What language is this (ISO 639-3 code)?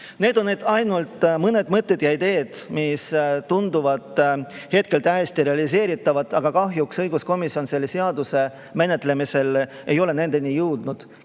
est